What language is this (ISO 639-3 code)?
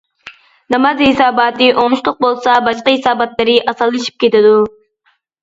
uig